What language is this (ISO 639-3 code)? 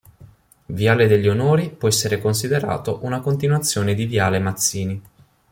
ita